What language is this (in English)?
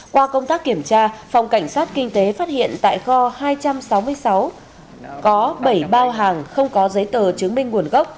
Vietnamese